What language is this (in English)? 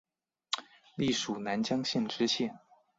Chinese